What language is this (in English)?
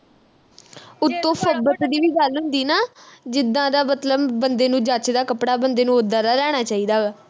Punjabi